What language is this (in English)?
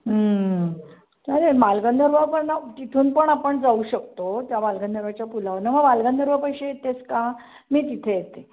Marathi